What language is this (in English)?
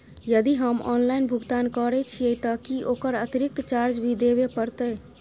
Maithili